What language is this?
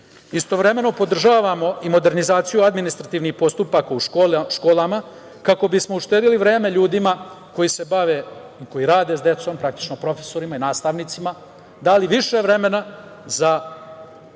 Serbian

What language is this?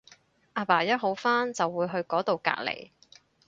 Cantonese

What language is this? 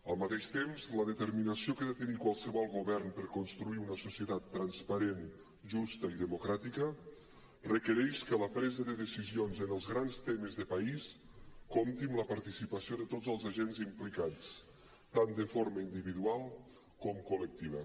Catalan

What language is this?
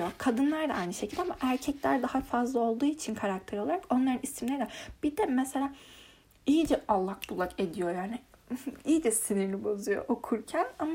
Turkish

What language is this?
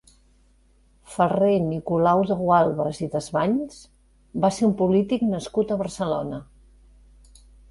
Catalan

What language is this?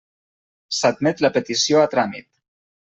Catalan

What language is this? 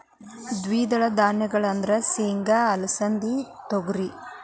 Kannada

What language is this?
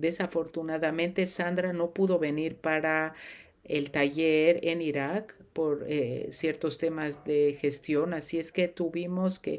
Spanish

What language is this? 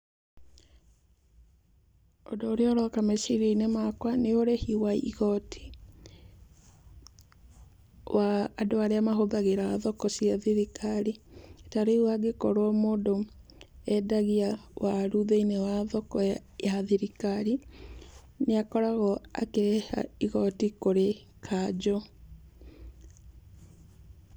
Kikuyu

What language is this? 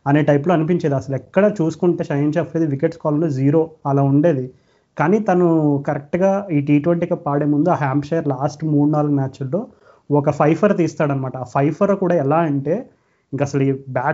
Telugu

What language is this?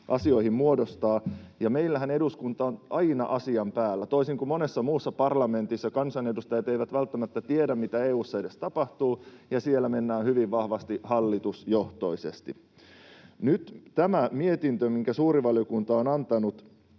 Finnish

